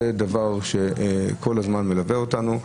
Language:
Hebrew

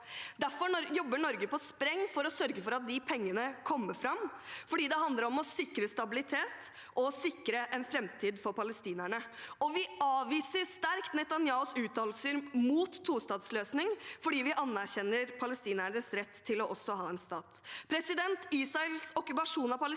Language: Norwegian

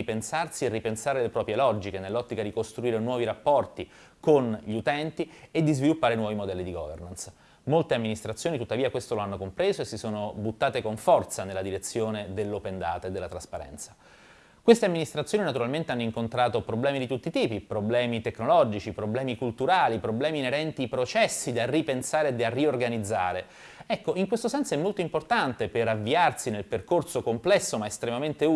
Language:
Italian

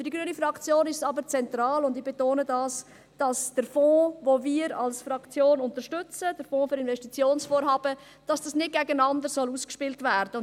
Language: Swiss German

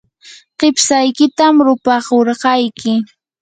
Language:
Yanahuanca Pasco Quechua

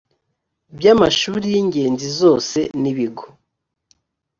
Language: Kinyarwanda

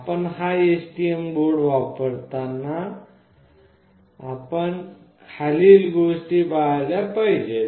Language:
Marathi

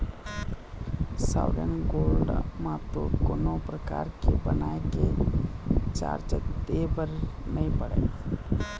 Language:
Chhattisgarhi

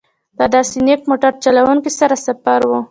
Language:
Pashto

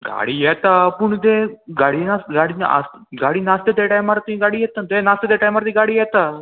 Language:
Konkani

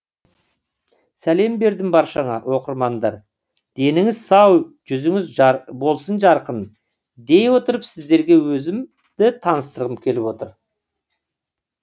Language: Kazakh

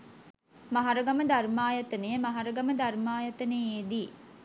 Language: Sinhala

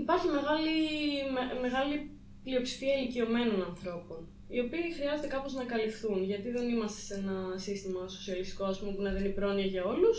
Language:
Greek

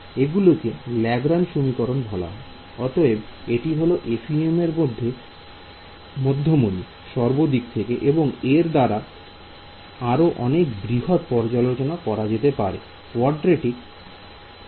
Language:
Bangla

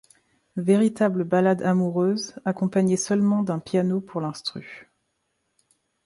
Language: French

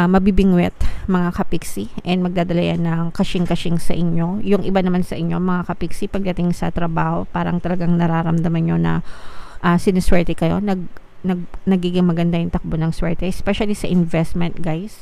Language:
Filipino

